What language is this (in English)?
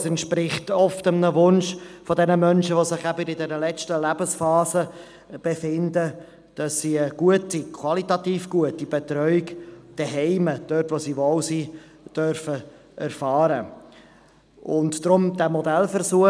Swiss German